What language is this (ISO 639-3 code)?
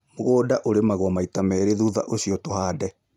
kik